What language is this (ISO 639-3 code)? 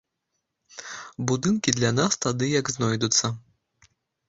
bel